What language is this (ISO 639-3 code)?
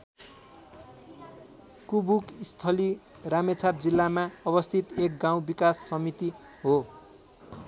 nep